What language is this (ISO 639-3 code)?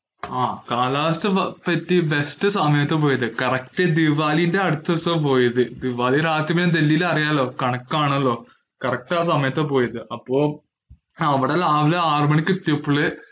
mal